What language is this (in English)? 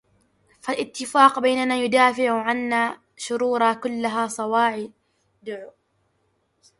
Arabic